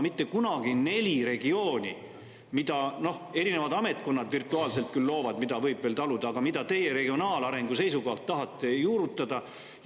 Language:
Estonian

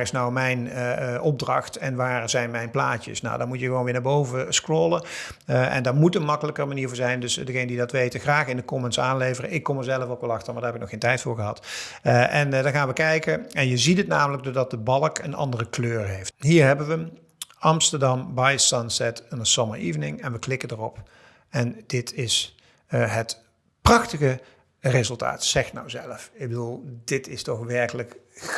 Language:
Dutch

